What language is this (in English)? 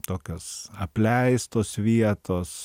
Lithuanian